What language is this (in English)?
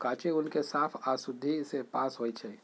Magahi